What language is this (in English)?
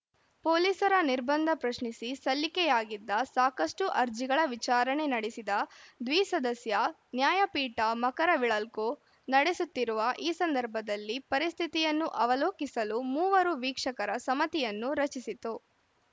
Kannada